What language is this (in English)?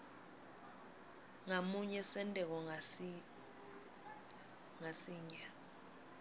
Swati